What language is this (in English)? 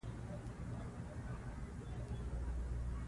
Pashto